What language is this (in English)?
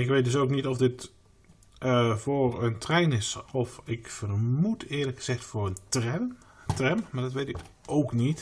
Dutch